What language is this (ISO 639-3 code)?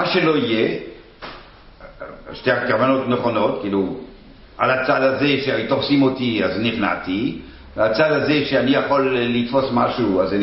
heb